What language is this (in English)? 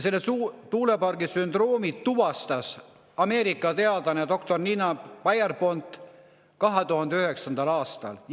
Estonian